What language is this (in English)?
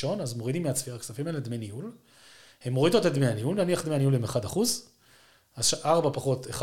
Hebrew